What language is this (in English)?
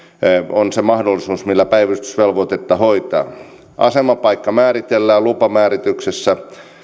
Finnish